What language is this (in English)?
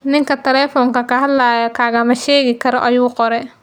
Somali